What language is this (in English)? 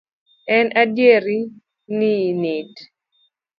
Luo (Kenya and Tanzania)